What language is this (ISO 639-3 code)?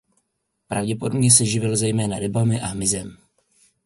ces